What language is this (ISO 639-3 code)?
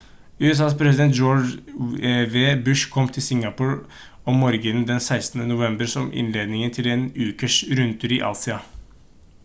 nob